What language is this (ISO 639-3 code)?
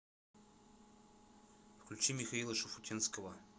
rus